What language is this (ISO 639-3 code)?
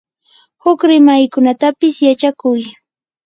qur